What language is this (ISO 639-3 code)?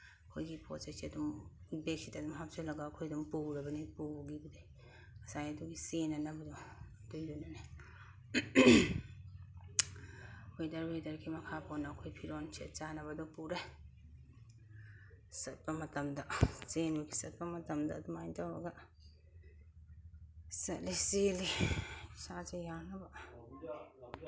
mni